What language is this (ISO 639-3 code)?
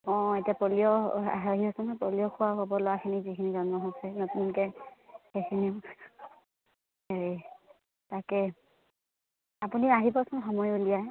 asm